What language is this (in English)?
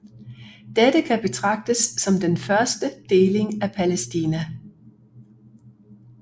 Danish